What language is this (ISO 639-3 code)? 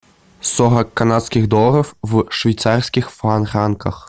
rus